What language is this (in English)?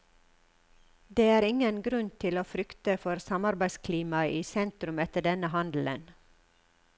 Norwegian